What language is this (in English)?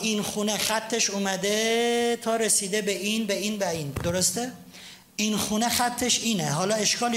Persian